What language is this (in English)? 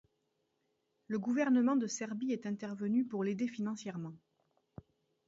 French